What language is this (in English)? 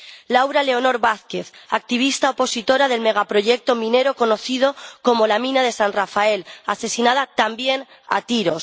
Spanish